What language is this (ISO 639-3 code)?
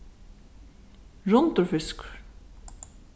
fao